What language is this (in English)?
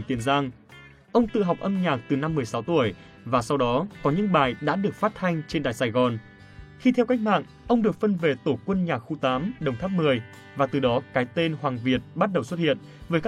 Vietnamese